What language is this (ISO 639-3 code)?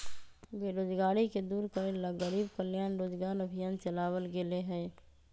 mag